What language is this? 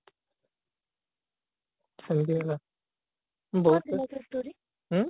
Odia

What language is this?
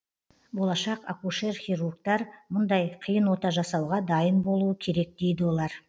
Kazakh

